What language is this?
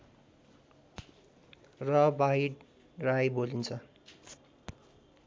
Nepali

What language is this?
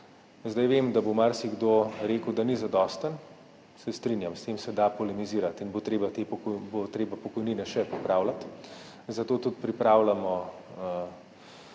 Slovenian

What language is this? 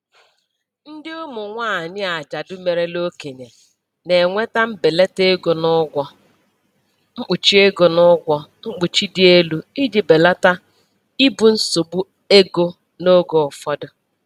Igbo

